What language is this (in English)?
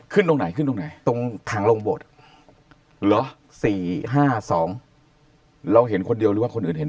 Thai